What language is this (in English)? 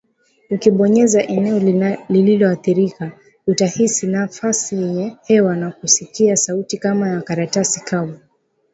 Swahili